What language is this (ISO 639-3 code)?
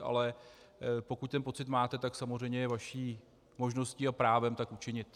ces